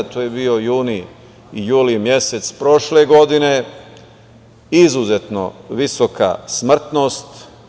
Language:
Serbian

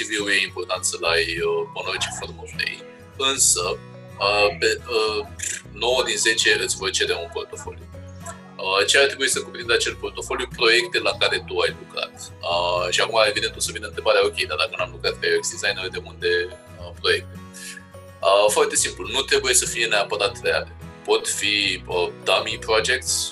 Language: Romanian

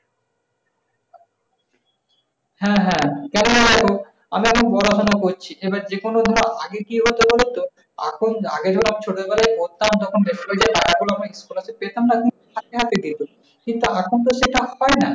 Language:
Bangla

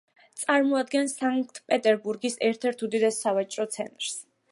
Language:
Georgian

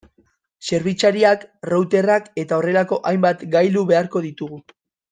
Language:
Basque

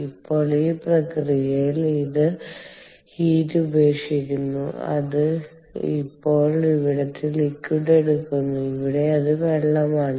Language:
Malayalam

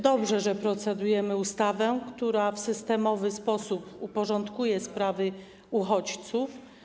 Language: Polish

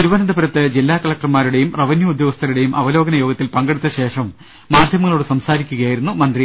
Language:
Malayalam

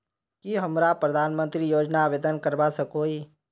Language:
Magahi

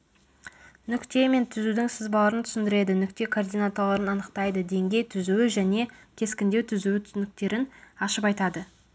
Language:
Kazakh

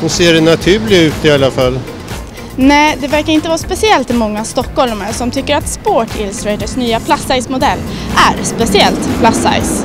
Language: Swedish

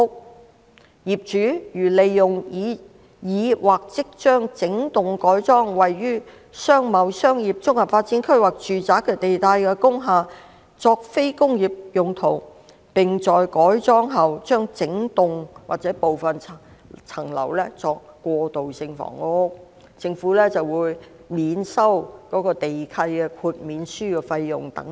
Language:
Cantonese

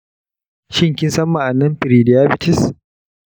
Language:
Hausa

